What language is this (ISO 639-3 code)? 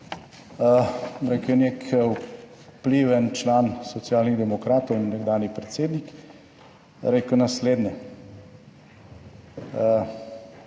slv